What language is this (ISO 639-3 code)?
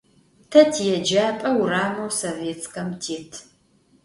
ady